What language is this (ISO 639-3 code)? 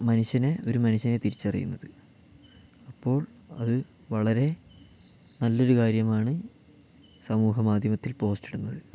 mal